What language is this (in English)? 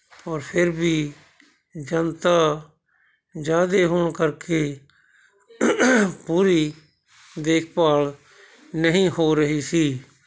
Punjabi